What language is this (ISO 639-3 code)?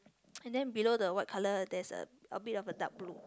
eng